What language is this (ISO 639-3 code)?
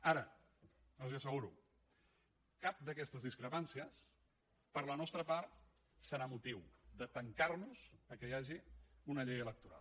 cat